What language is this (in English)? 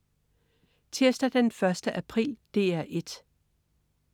Danish